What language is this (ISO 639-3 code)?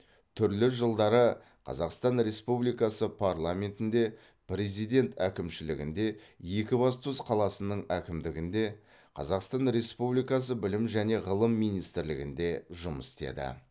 kaz